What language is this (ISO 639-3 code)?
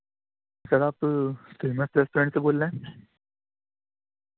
urd